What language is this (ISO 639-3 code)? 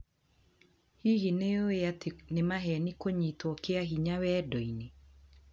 kik